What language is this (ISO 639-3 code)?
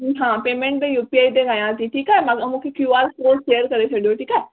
snd